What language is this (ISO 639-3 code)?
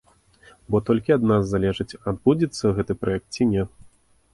bel